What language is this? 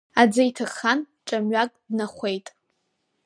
Abkhazian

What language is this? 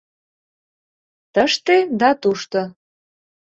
Mari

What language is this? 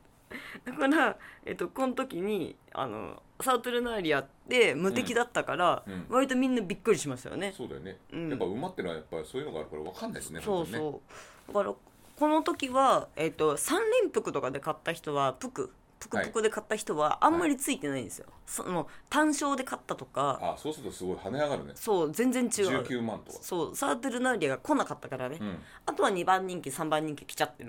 Japanese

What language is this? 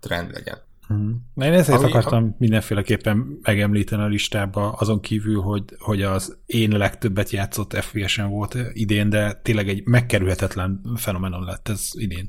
Hungarian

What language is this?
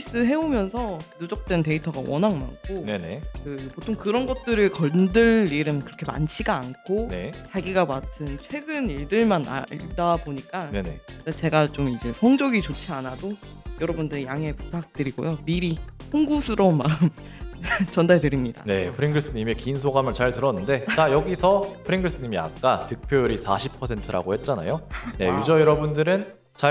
Korean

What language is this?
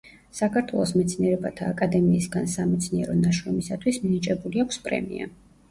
Georgian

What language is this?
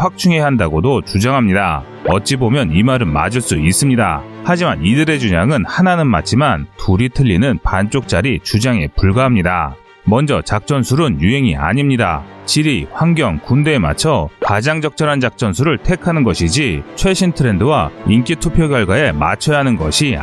Korean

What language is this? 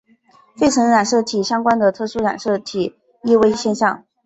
Chinese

